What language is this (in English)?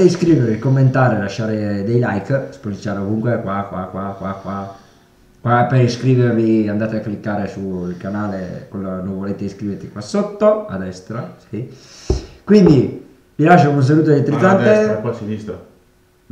Italian